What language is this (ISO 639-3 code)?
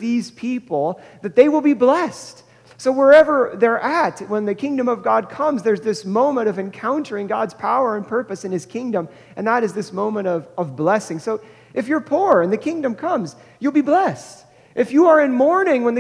eng